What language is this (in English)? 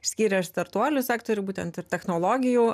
Lithuanian